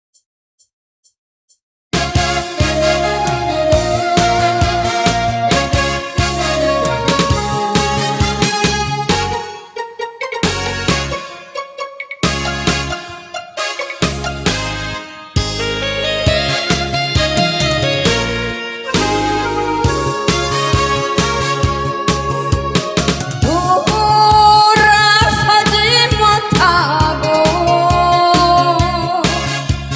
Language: Korean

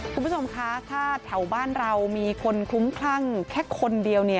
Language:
Thai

